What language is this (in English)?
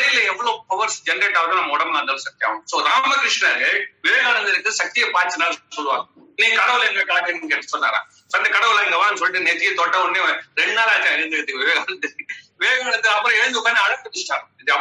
Tamil